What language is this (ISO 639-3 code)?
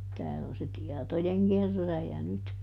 fin